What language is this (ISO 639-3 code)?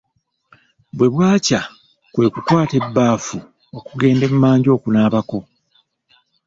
lug